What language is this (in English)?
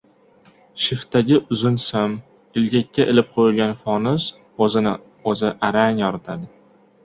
Uzbek